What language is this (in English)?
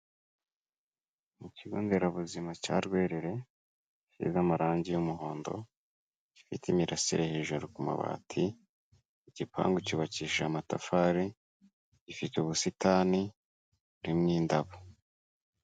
Kinyarwanda